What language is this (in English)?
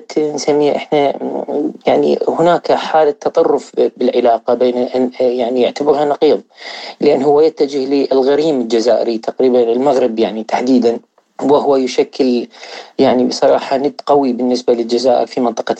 Arabic